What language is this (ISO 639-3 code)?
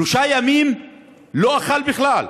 heb